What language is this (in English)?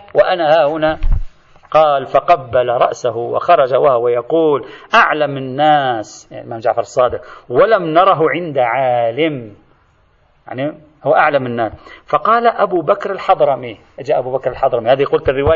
Arabic